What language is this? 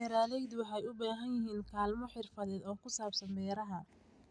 Somali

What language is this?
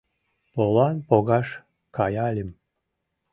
Mari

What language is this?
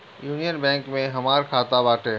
Bhojpuri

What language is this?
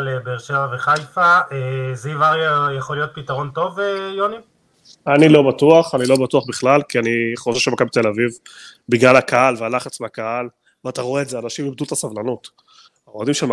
Hebrew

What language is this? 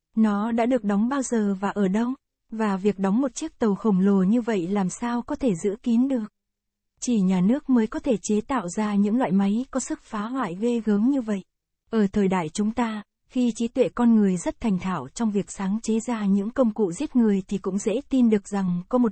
Vietnamese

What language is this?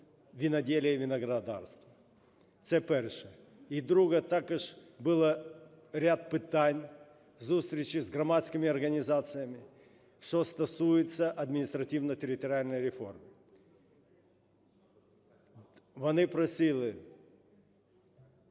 Ukrainian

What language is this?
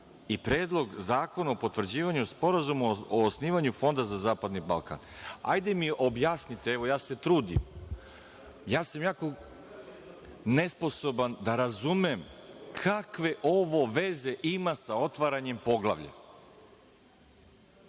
Serbian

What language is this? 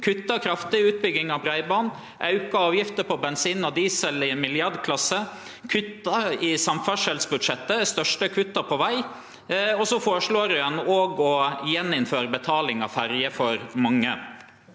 Norwegian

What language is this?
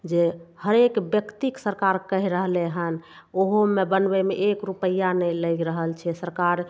Maithili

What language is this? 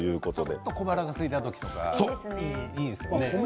Japanese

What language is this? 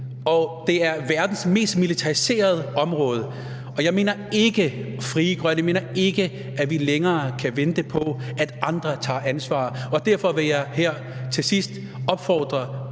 Danish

